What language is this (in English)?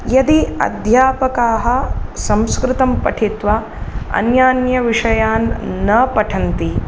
Sanskrit